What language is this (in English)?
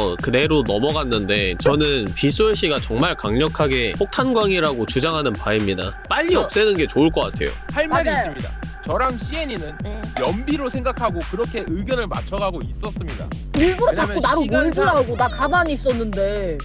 Korean